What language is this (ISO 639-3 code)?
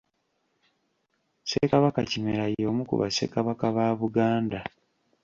lug